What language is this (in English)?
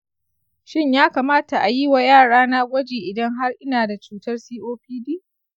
Hausa